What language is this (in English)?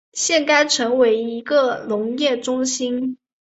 Chinese